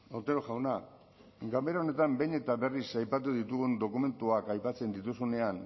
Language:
Basque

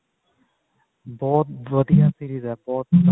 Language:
Punjabi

